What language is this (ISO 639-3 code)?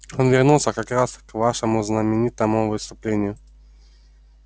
rus